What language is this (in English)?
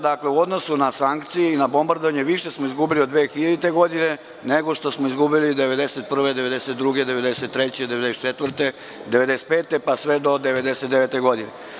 Serbian